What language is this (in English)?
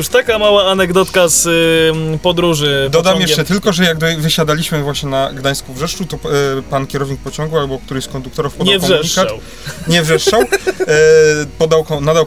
Polish